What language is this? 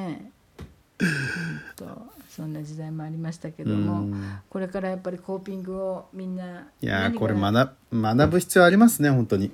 Japanese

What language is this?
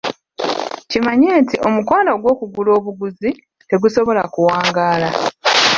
Ganda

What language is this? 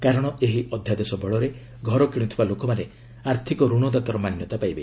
Odia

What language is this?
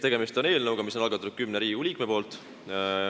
Estonian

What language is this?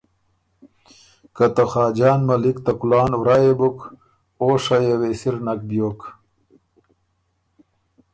Ormuri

